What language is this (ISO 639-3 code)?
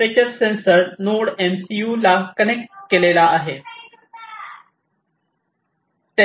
mar